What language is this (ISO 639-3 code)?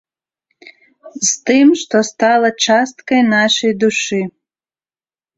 bel